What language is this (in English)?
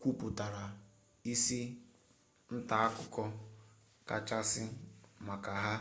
Igbo